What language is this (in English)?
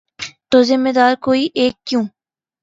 Urdu